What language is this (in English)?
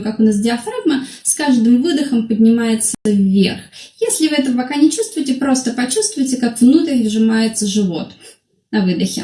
Russian